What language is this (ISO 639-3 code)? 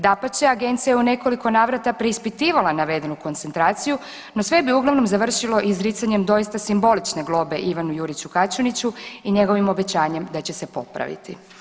hrv